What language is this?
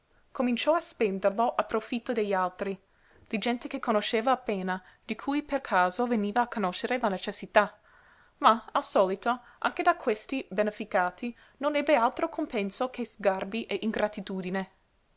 Italian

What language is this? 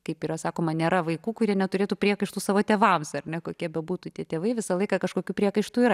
Lithuanian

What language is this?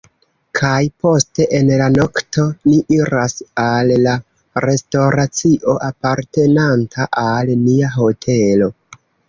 Esperanto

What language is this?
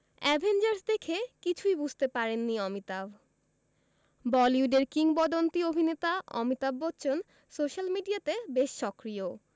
Bangla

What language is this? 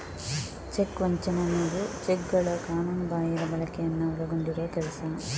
Kannada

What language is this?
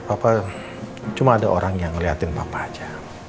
Indonesian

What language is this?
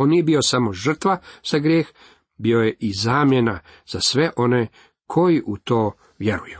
Croatian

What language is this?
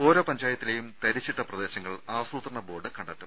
Malayalam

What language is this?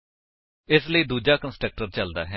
Punjabi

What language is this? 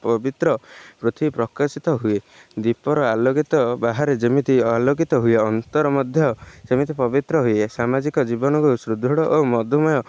Odia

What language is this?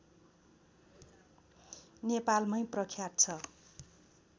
Nepali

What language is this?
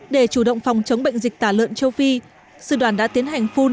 Vietnamese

